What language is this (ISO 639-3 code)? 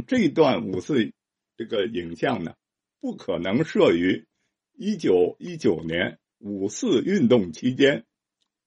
zho